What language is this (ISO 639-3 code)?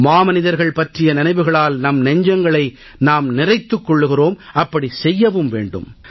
tam